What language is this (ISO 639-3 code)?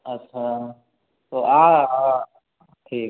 hin